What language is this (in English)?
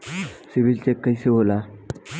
Bhojpuri